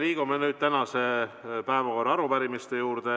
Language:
Estonian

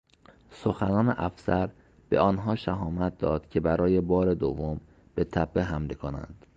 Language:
Persian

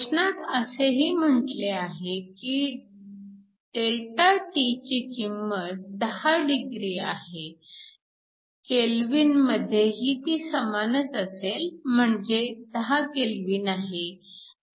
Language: Marathi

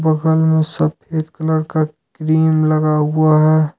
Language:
Hindi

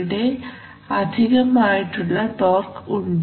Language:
Malayalam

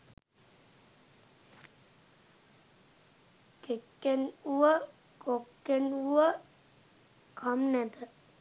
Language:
Sinhala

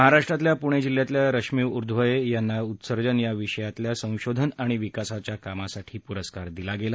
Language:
Marathi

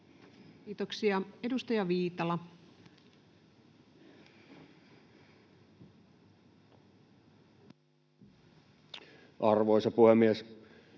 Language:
Finnish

